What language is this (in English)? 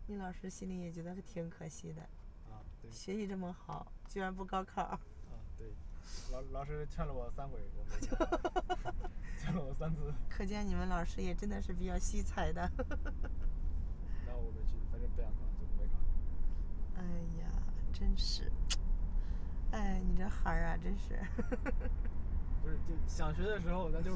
Chinese